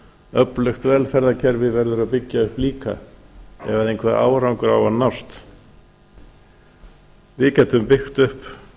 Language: Icelandic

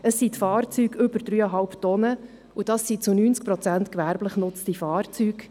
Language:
Swiss German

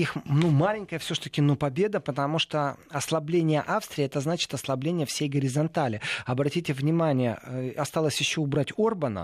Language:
Russian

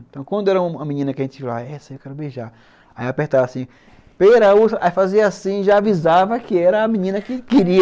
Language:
Portuguese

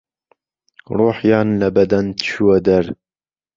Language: Central Kurdish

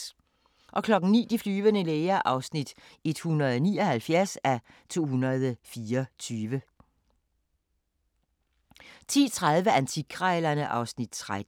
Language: Danish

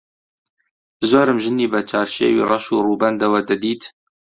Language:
Central Kurdish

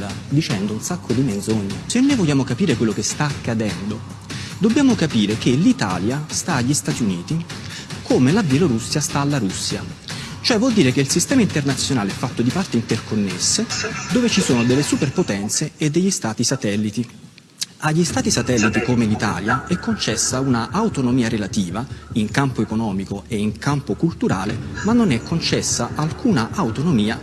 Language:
Italian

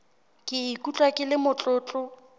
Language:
Southern Sotho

